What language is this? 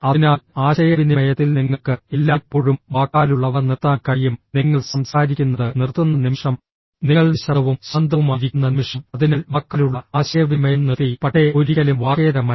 Malayalam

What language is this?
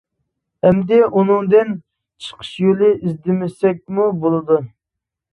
Uyghur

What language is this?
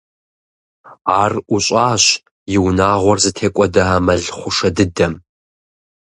Kabardian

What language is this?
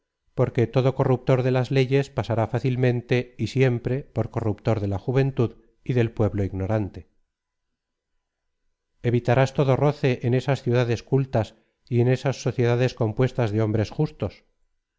Spanish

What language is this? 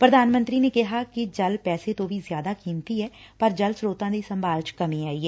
Punjabi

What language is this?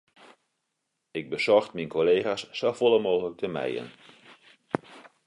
Western Frisian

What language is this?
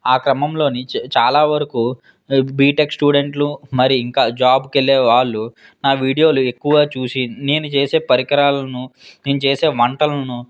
Telugu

